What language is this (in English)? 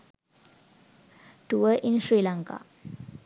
Sinhala